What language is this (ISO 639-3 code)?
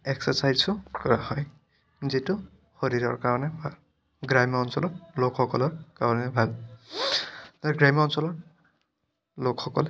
asm